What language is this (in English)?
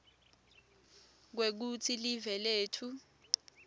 Swati